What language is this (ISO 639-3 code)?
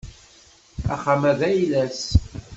kab